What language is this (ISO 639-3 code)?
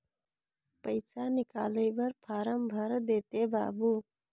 hne